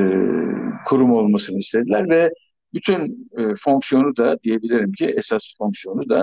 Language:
Turkish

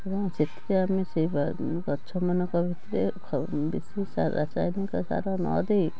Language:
Odia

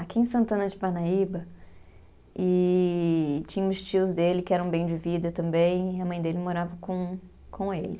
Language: Portuguese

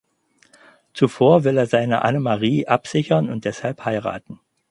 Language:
German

